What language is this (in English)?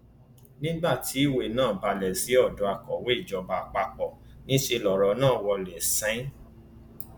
Yoruba